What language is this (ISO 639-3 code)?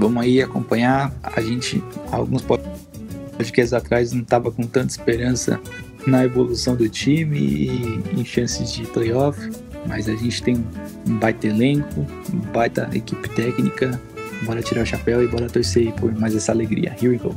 por